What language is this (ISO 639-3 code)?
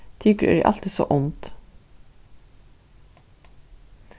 fao